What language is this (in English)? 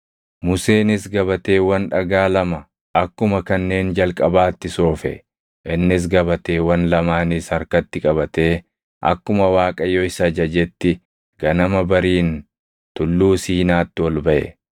Oromo